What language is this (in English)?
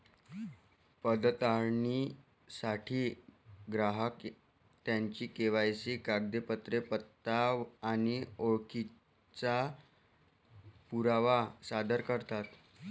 Marathi